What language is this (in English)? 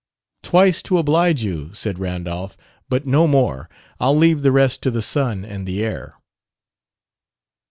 English